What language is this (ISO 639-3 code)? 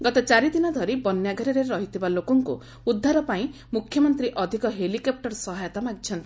ori